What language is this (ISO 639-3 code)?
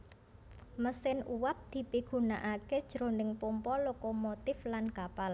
jav